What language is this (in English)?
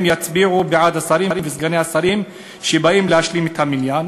Hebrew